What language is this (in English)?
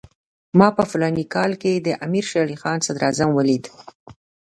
Pashto